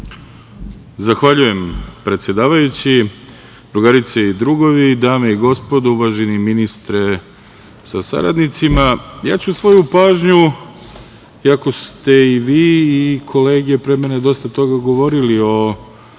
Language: Serbian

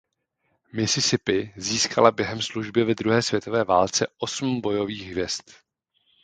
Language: Czech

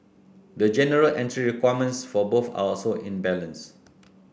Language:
English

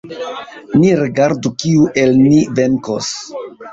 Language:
Esperanto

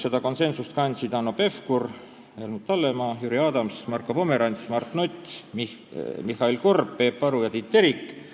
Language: Estonian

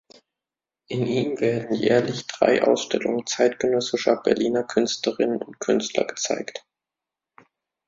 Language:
German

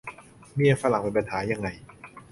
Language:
Thai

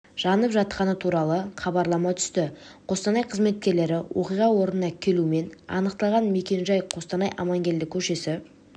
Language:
Kazakh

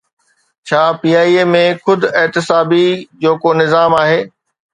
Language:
Sindhi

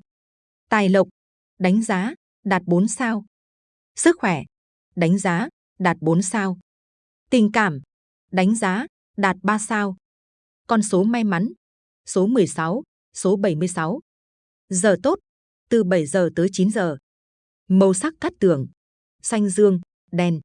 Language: Vietnamese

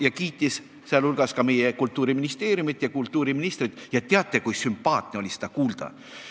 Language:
Estonian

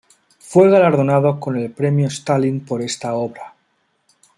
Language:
Spanish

